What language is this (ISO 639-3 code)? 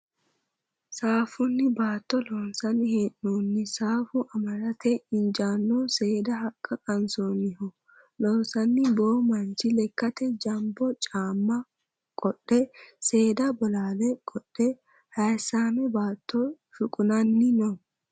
sid